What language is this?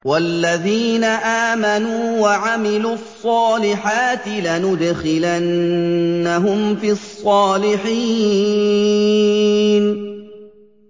Arabic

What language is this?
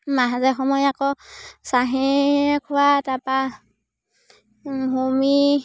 Assamese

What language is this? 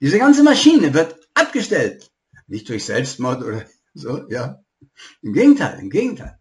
German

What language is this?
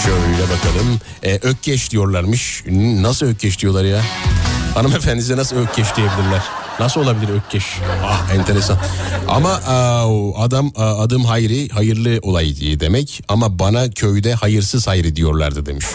Turkish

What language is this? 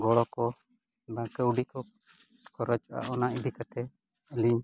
Santali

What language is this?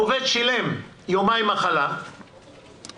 Hebrew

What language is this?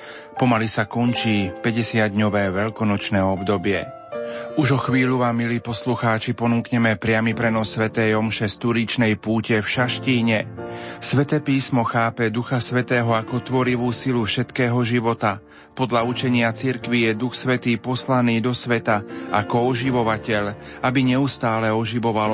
Slovak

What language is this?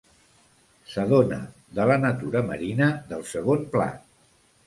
Catalan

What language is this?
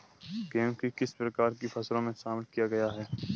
Hindi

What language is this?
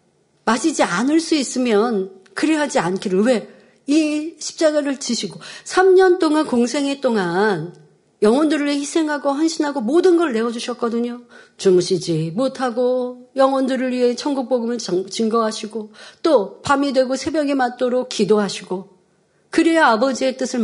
Korean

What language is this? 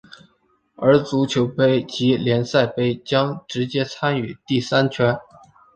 Chinese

